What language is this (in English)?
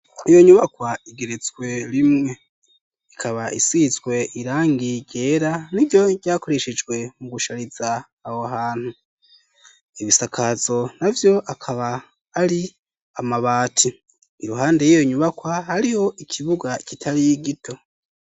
Rundi